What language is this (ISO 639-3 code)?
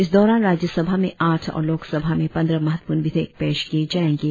hin